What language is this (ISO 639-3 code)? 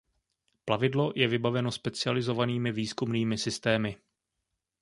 ces